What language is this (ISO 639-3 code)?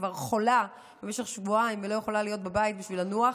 heb